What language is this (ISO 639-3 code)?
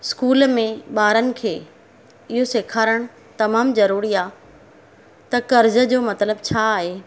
snd